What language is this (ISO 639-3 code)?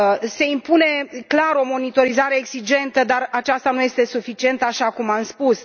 ron